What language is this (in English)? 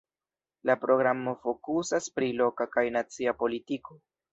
Esperanto